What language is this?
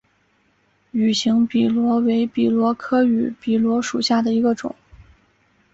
Chinese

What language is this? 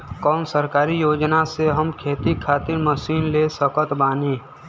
Bhojpuri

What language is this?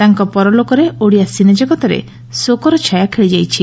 Odia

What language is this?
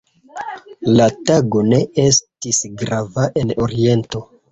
Esperanto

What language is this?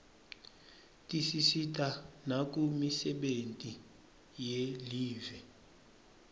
Swati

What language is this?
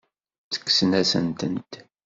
Kabyle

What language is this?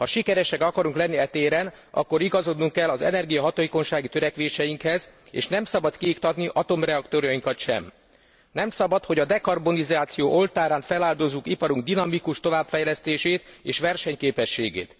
Hungarian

